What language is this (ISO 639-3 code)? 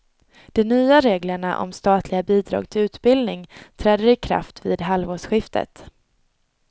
swe